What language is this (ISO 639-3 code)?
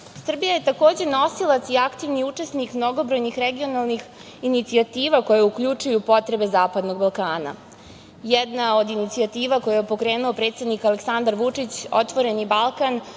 srp